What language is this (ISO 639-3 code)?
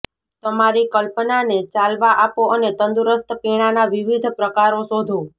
guj